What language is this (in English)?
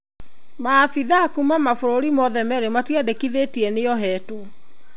Kikuyu